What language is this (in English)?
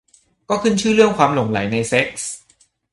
Thai